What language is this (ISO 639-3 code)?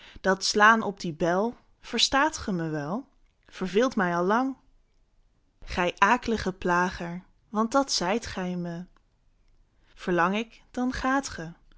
nld